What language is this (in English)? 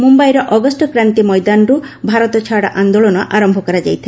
Odia